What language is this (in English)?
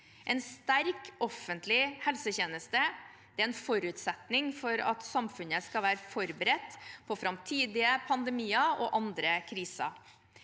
Norwegian